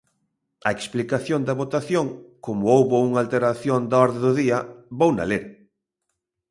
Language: Galician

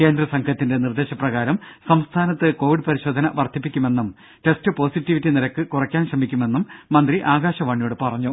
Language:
Malayalam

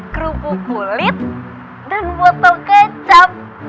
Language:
Indonesian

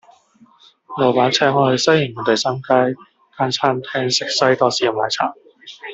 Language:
Cantonese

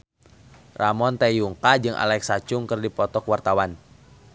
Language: Sundanese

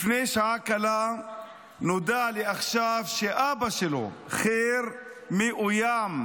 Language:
Hebrew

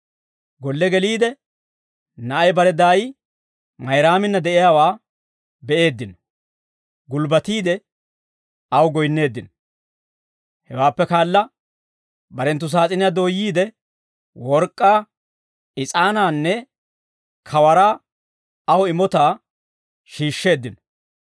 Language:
Dawro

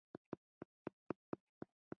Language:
Pashto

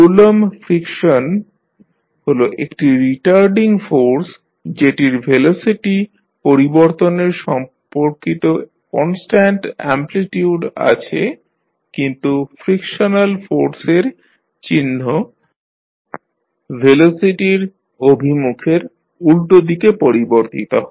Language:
Bangla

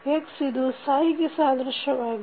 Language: Kannada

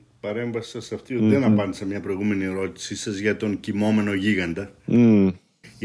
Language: Greek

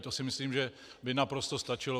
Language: Czech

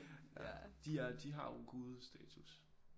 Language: Danish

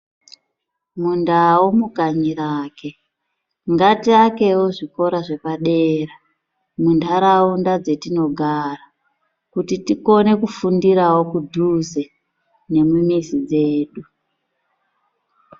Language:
Ndau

